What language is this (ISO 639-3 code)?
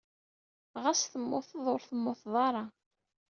kab